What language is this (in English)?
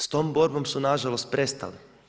Croatian